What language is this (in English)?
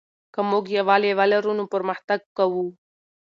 Pashto